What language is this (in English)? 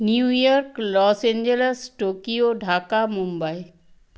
Bangla